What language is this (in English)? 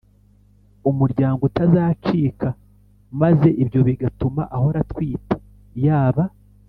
Kinyarwanda